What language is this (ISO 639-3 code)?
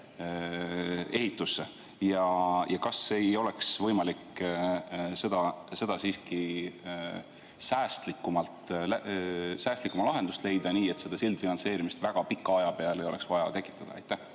est